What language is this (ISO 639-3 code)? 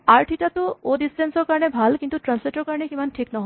asm